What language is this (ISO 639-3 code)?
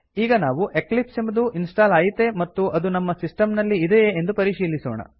kan